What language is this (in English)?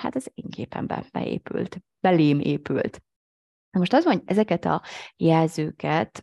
Hungarian